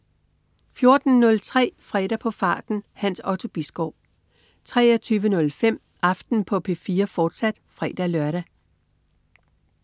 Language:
Danish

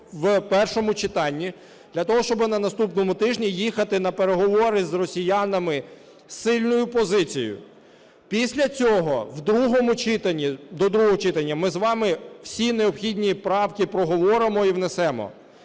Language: Ukrainian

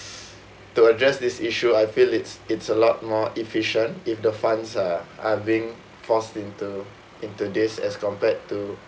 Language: English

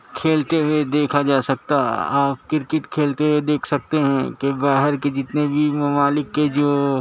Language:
Urdu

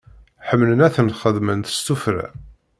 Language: Kabyle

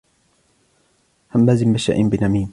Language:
Arabic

